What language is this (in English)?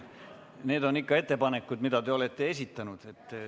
Estonian